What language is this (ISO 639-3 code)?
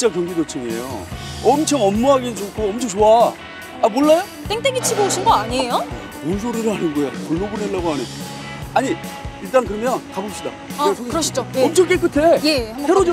kor